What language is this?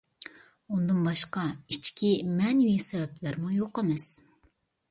Uyghur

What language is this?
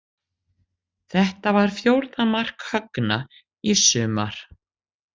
Icelandic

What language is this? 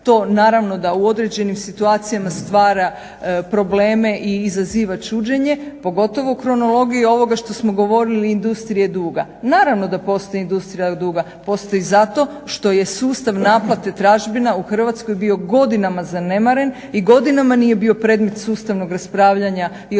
Croatian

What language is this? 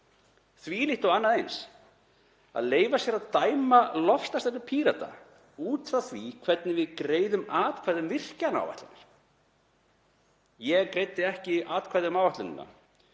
Icelandic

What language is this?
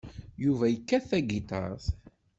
Kabyle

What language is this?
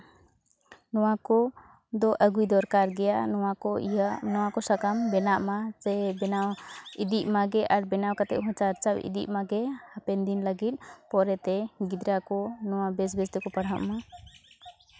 Santali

